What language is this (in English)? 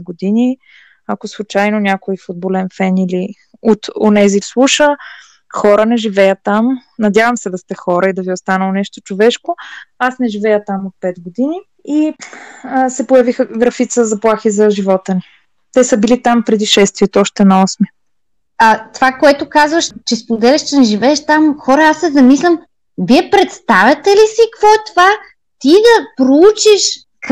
Bulgarian